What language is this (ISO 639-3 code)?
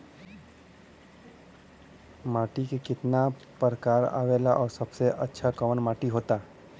bho